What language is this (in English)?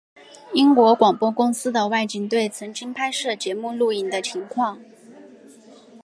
Chinese